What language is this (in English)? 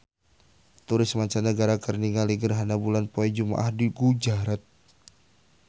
Sundanese